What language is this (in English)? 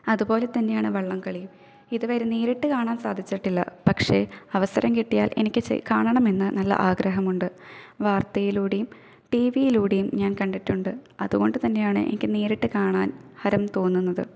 Malayalam